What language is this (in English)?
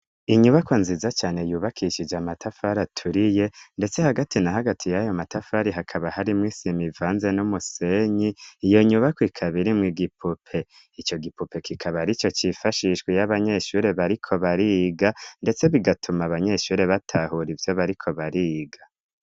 Rundi